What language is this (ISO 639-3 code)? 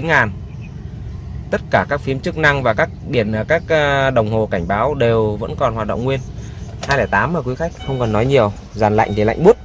vie